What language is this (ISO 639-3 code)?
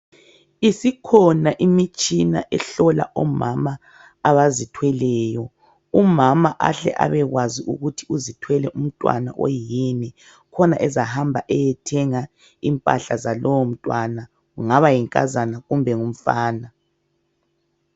nde